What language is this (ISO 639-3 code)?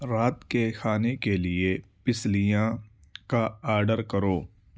urd